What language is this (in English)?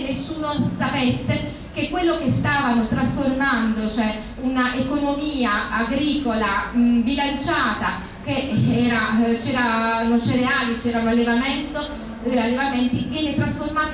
Italian